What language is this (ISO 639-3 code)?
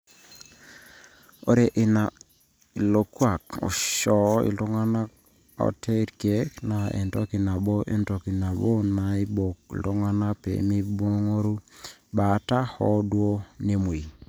mas